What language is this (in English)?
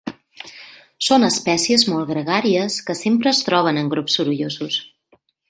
Catalan